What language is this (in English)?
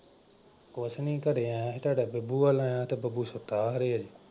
Punjabi